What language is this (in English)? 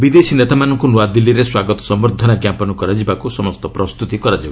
Odia